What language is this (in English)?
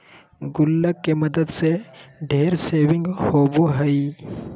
Magahi